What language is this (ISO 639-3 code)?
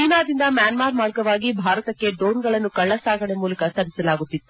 kan